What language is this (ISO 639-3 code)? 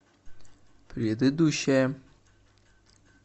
rus